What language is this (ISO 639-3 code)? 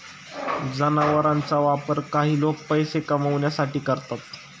mar